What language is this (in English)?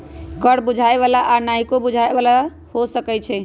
Magahi